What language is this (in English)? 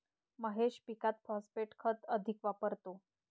Marathi